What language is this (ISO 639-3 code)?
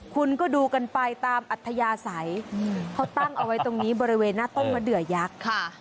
tha